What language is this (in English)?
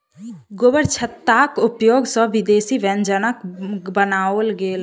Maithili